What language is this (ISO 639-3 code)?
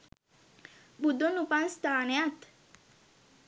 sin